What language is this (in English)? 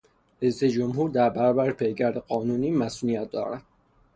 Persian